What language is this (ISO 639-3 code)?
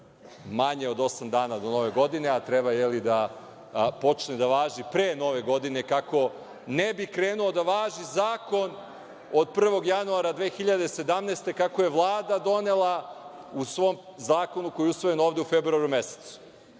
srp